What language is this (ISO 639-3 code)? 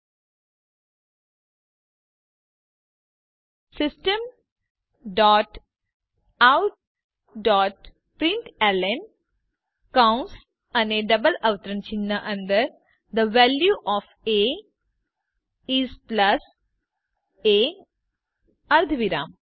guj